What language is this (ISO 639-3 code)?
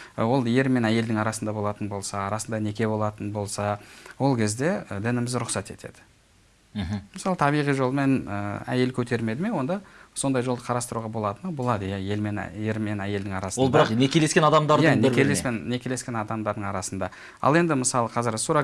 tur